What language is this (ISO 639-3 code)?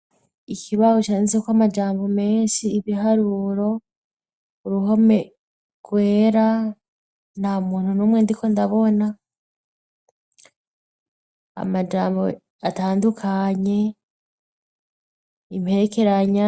run